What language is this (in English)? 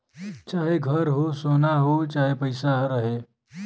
Bhojpuri